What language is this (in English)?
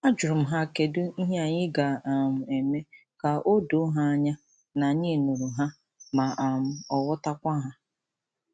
Igbo